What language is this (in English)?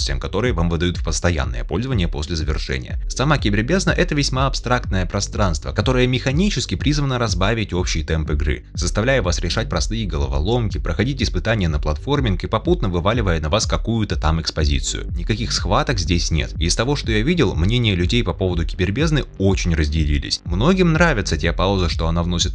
Russian